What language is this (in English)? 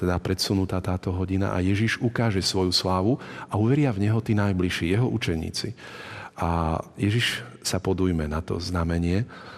Slovak